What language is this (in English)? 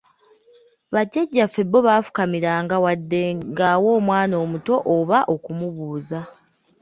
Ganda